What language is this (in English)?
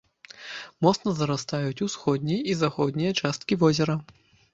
Belarusian